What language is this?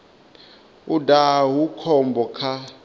Venda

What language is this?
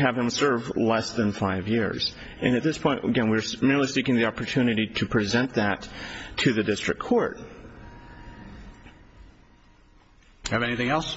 English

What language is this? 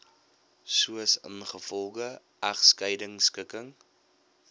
Afrikaans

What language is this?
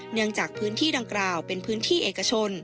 Thai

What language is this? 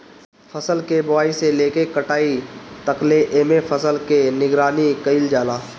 Bhojpuri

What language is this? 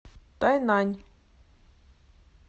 Russian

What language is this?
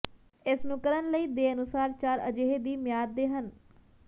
Punjabi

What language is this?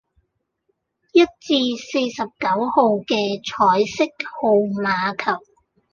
Cantonese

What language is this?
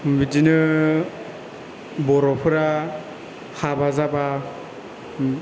Bodo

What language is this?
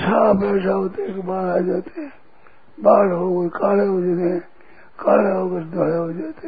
Hindi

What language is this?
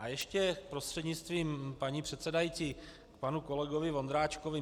Czech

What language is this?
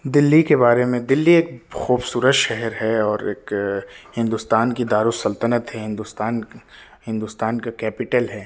Urdu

